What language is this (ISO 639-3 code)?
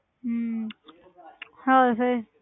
pan